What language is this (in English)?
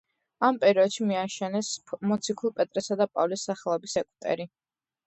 Georgian